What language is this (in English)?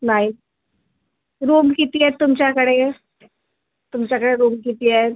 Marathi